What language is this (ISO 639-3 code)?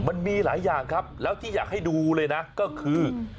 tha